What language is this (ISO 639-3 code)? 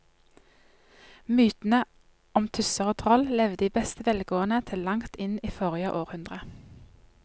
nor